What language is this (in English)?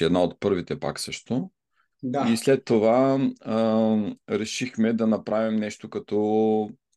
Bulgarian